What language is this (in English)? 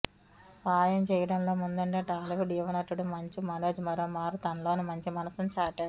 Telugu